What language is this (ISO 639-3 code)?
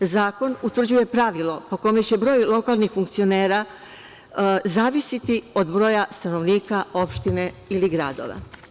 srp